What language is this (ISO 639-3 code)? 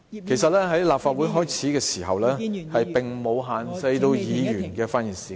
yue